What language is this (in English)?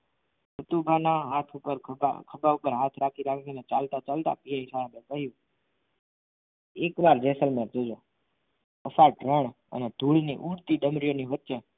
Gujarati